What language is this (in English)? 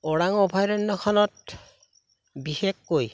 Assamese